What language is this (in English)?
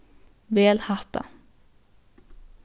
Faroese